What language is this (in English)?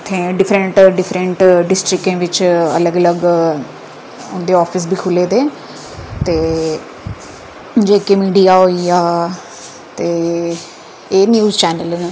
Dogri